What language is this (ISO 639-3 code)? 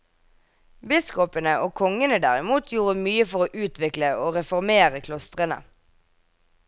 nor